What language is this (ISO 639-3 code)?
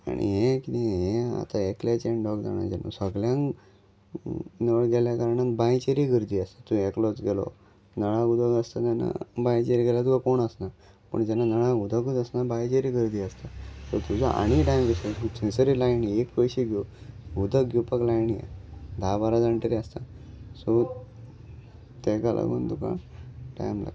kok